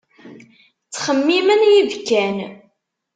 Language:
Kabyle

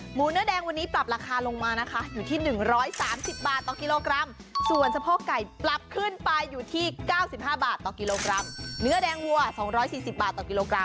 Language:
Thai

